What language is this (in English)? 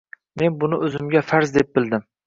Uzbek